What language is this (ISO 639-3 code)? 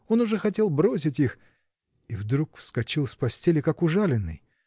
rus